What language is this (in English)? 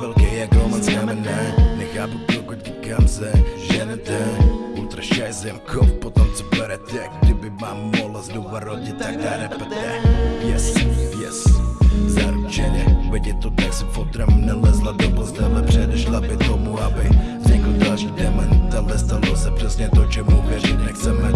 Czech